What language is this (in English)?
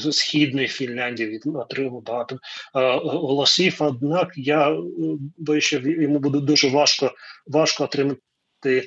Ukrainian